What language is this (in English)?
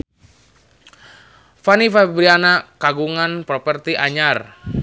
Sundanese